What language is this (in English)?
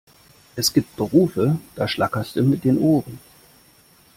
German